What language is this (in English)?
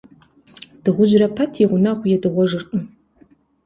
Kabardian